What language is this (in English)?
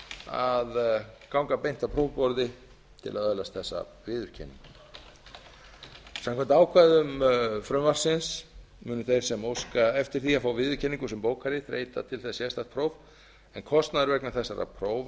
Icelandic